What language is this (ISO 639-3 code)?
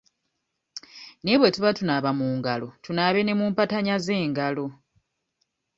lug